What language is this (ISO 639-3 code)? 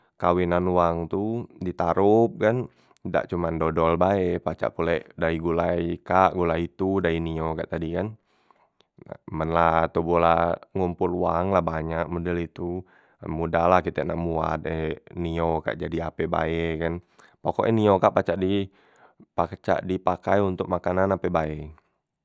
mui